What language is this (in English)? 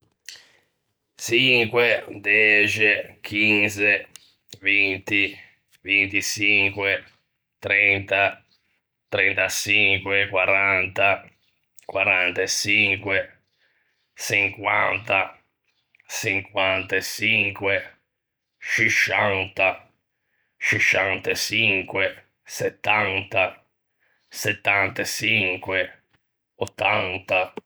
Ligurian